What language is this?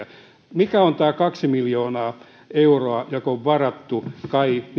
Finnish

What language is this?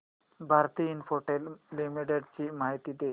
Marathi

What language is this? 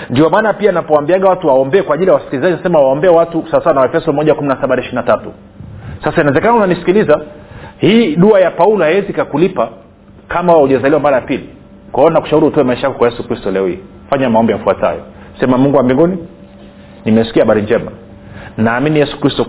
Swahili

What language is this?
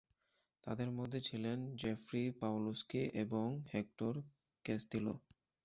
Bangla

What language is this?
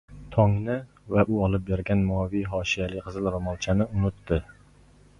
Uzbek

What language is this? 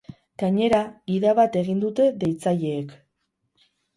Basque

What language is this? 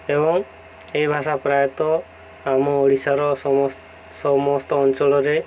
Odia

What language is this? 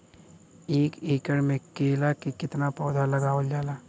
Bhojpuri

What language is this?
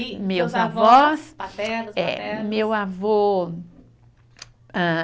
Portuguese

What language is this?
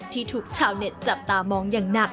Thai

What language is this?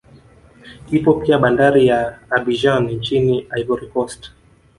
Swahili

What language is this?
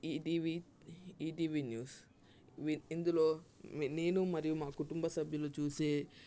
Telugu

